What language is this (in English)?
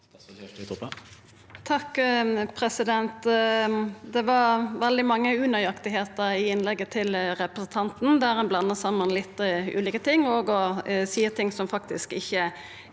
Norwegian